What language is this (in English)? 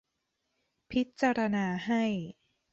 Thai